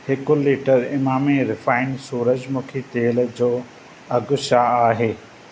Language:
Sindhi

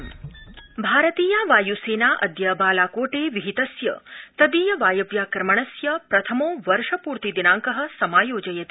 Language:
Sanskrit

